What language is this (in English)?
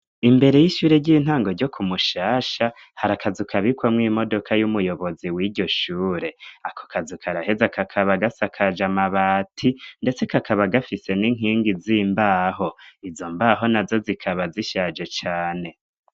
Rundi